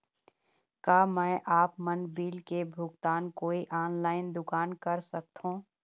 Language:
Chhattisgarhi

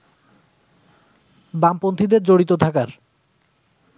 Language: Bangla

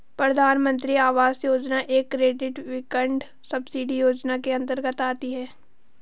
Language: Hindi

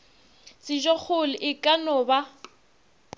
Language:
Northern Sotho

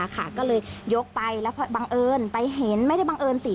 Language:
Thai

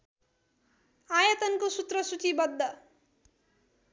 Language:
Nepali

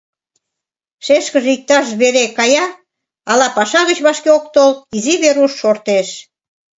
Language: Mari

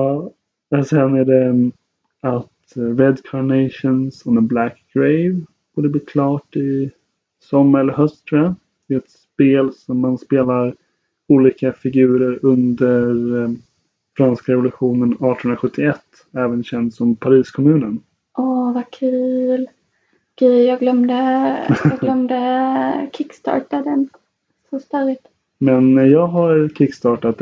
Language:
Swedish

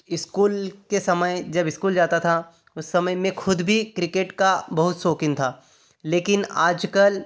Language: Hindi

